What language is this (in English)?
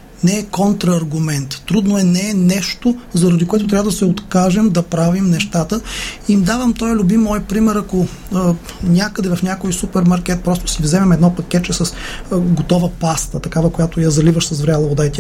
Bulgarian